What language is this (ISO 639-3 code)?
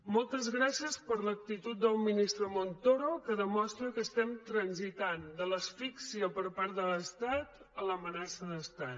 cat